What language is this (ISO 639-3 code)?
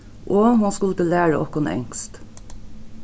fao